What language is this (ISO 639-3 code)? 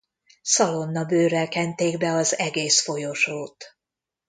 hun